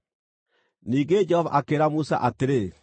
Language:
Kikuyu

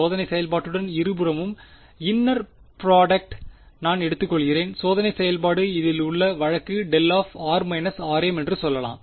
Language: Tamil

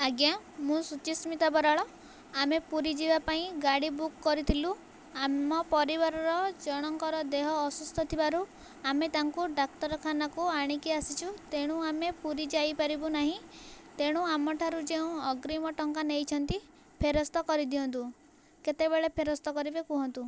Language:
Odia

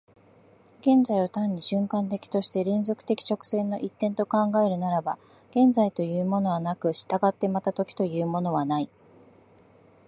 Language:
Japanese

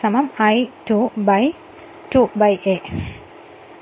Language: Malayalam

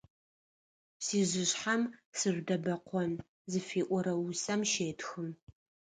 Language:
Adyghe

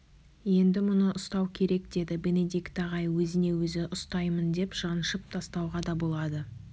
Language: Kazakh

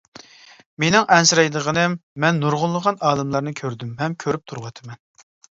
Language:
Uyghur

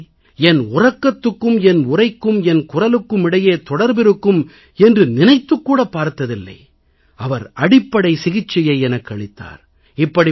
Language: Tamil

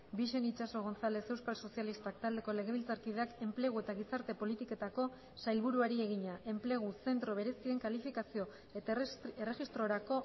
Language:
Basque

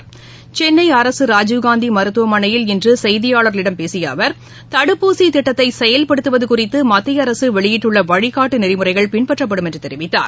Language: Tamil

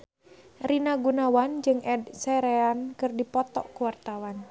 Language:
Sundanese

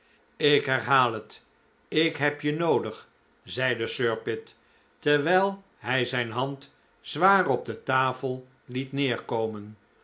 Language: Dutch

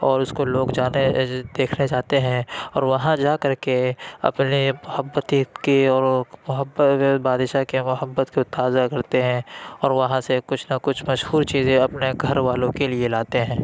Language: Urdu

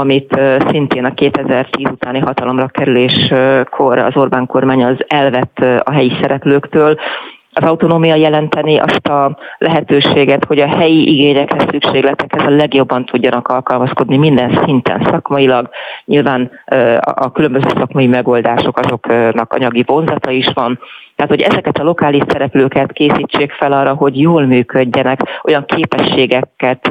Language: Hungarian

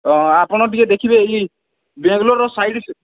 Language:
Odia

